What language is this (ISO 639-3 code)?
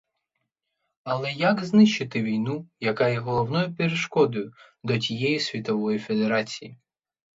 ukr